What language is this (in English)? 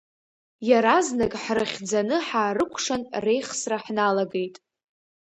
Abkhazian